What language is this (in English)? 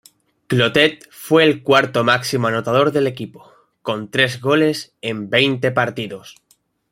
Spanish